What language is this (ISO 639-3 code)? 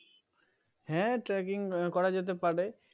ben